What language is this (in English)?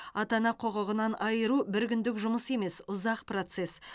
Kazakh